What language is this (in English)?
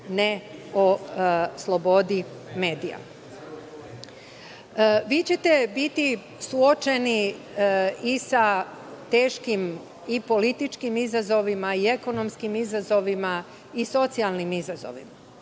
Serbian